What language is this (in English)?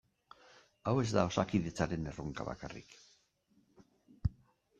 Basque